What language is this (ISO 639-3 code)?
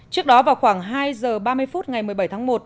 vie